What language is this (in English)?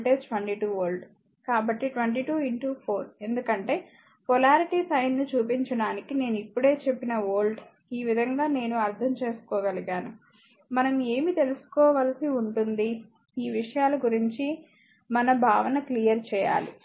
Telugu